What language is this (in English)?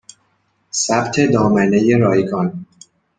Persian